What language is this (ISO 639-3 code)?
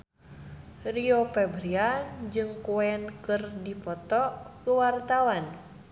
sun